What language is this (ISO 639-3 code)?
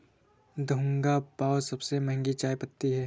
hin